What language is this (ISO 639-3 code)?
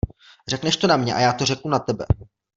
ces